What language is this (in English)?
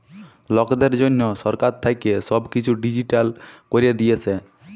Bangla